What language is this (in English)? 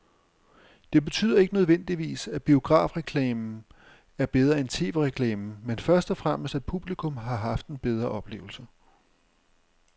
Danish